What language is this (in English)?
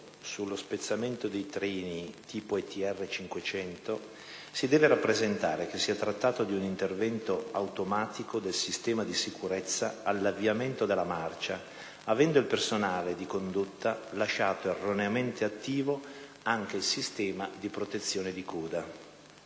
Italian